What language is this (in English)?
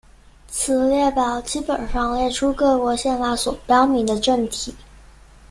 Chinese